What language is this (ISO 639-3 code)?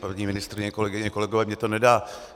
ces